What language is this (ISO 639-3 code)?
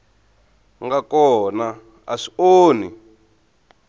tso